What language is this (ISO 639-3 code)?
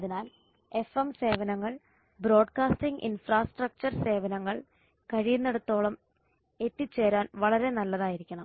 mal